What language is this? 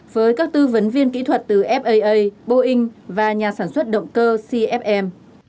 Vietnamese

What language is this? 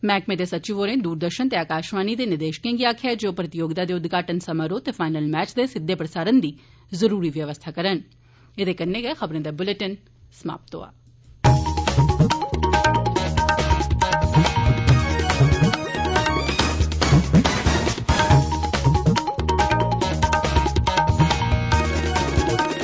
Dogri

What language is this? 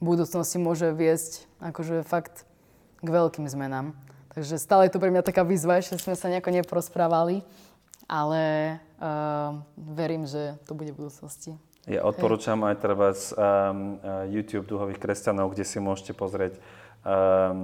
Slovak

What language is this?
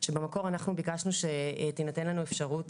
Hebrew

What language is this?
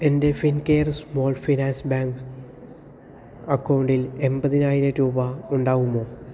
Malayalam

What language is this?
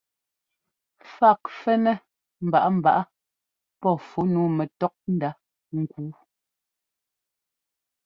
Ngomba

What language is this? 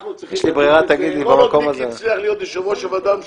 Hebrew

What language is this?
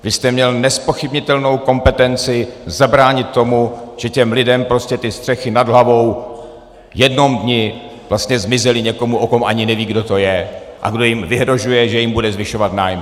Czech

